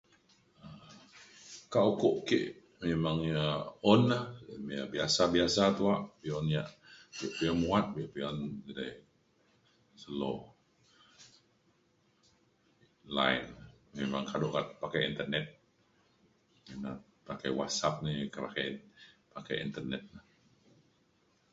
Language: Mainstream Kenyah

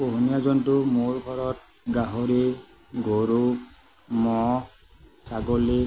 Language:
Assamese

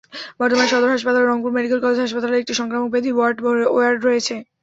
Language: Bangla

